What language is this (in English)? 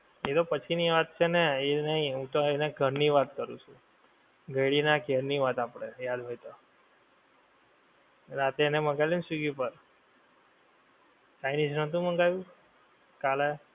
Gujarati